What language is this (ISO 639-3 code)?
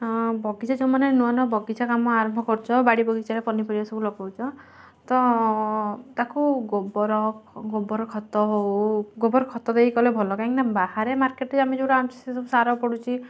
ori